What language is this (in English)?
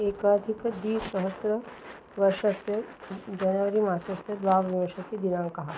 Sanskrit